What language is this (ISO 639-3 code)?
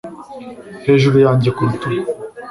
kin